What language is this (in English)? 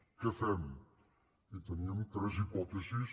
Catalan